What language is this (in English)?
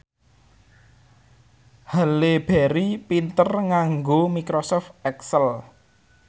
Javanese